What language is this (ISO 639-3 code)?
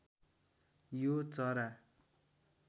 nep